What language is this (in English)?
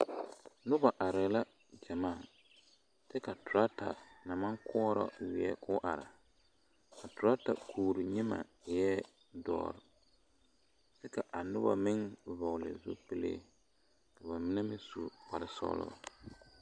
Southern Dagaare